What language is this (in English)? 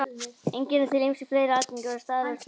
Icelandic